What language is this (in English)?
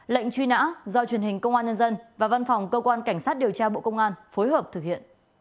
Vietnamese